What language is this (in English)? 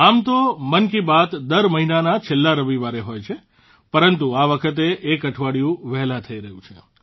Gujarati